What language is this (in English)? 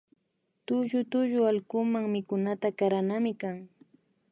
Imbabura Highland Quichua